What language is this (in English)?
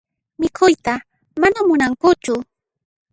Puno Quechua